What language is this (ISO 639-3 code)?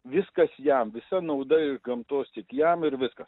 lit